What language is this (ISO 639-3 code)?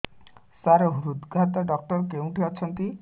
ori